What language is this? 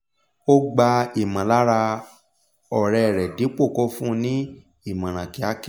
Yoruba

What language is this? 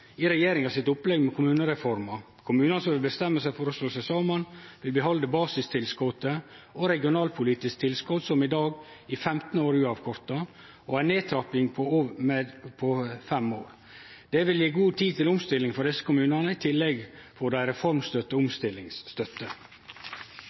Norwegian Nynorsk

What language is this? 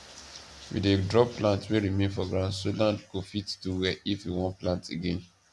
Nigerian Pidgin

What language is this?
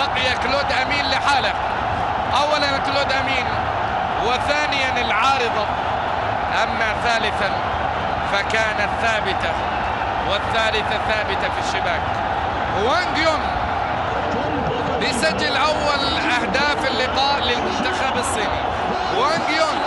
Arabic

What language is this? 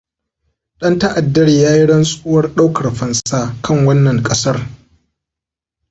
Hausa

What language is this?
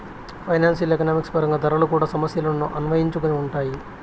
Telugu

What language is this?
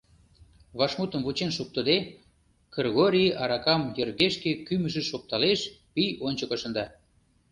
Mari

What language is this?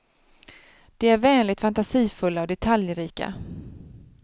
Swedish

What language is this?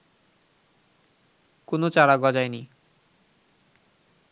Bangla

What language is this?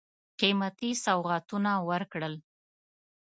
Pashto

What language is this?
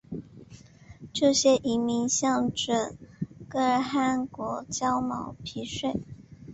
Chinese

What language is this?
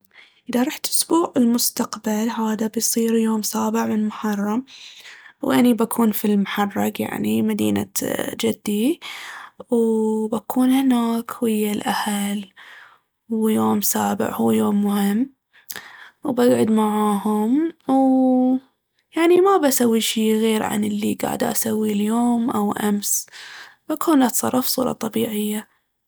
Baharna Arabic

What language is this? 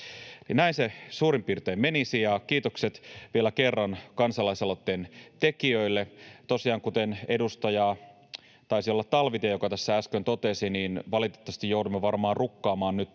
Finnish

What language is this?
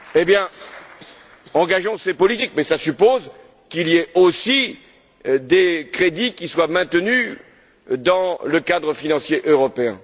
French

